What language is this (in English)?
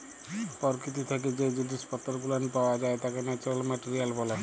Bangla